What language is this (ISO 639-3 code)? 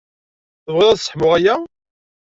kab